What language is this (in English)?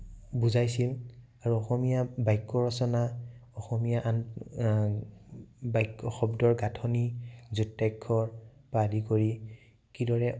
Assamese